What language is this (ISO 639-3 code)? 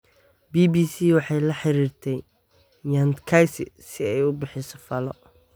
som